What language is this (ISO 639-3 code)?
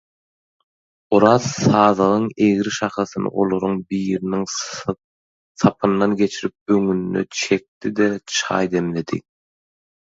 tuk